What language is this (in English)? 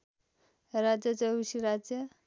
Nepali